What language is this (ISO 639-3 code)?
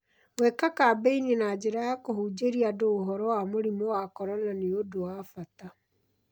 kik